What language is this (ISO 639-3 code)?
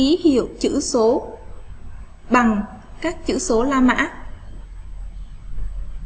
vie